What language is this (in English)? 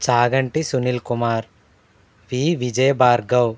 Telugu